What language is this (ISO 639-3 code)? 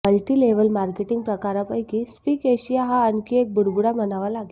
mar